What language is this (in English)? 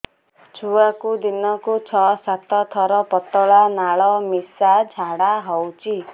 Odia